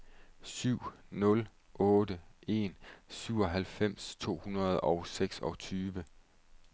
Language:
Danish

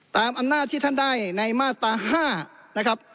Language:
Thai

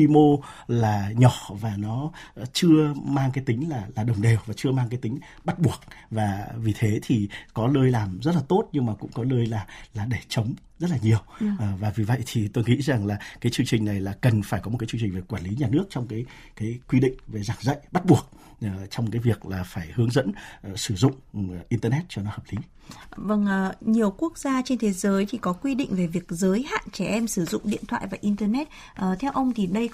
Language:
Vietnamese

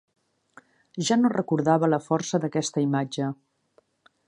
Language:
Catalan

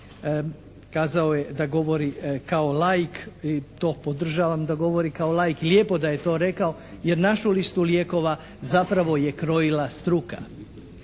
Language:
Croatian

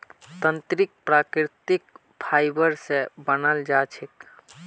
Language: Magahi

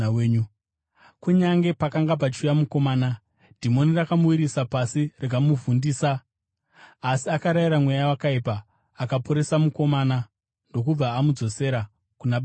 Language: Shona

